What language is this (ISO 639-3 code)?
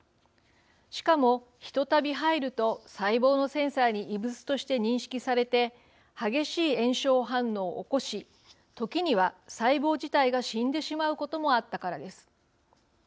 jpn